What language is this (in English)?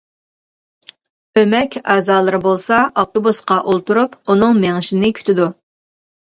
Uyghur